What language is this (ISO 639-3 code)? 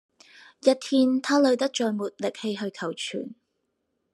yue